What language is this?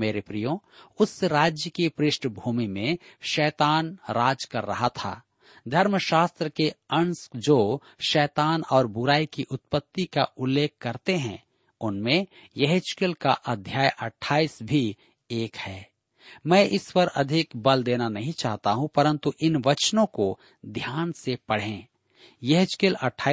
Hindi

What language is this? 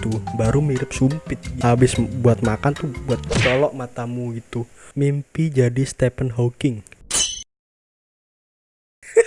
Indonesian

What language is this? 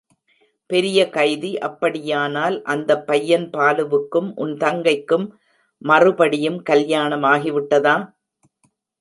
Tamil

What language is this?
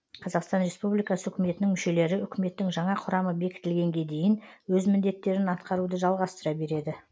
Kazakh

